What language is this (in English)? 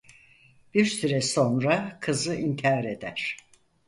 Turkish